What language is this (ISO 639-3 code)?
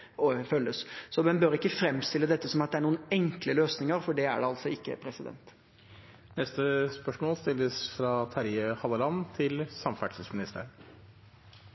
nor